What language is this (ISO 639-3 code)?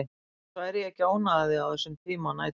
isl